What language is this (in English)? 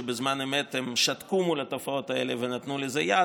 Hebrew